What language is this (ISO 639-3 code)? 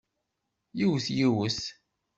kab